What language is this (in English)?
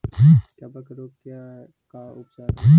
Magahi